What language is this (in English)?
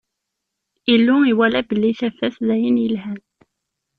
Kabyle